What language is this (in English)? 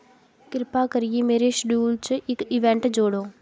Dogri